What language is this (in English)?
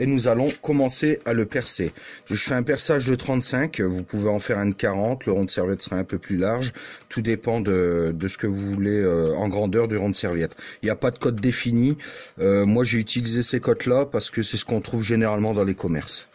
French